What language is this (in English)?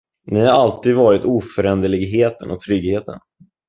Swedish